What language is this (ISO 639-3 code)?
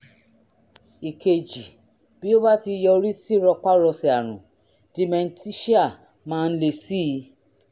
yor